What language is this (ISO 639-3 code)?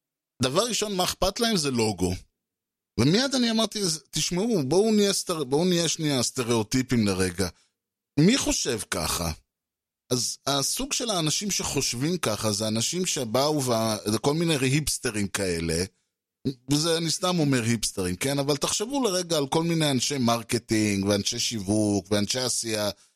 heb